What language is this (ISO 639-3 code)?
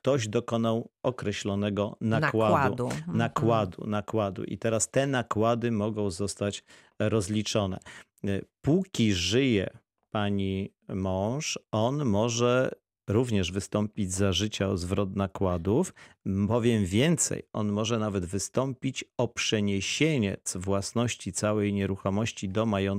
pol